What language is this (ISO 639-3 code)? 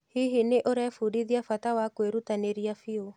kik